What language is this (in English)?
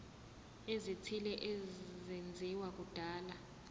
Zulu